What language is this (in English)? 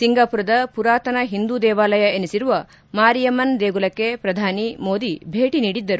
Kannada